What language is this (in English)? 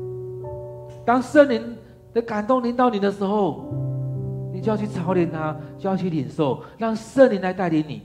Chinese